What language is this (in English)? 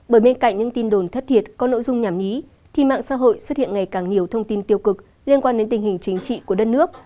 Vietnamese